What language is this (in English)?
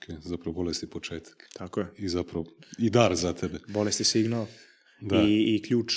Croatian